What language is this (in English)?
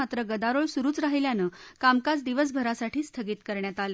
Marathi